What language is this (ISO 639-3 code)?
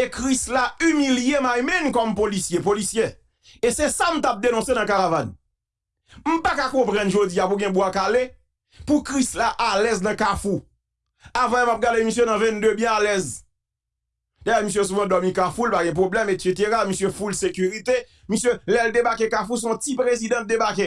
fra